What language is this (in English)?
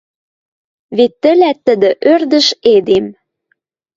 Western Mari